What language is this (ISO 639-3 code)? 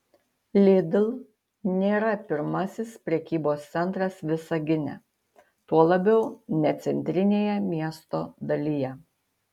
lit